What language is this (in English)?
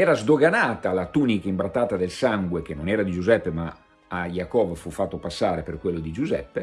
Italian